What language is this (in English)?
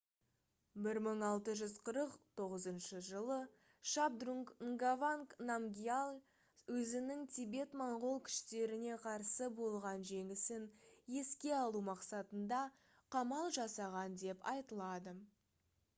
Kazakh